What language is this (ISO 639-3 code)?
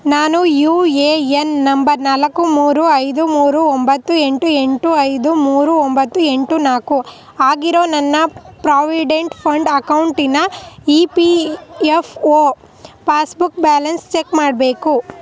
kan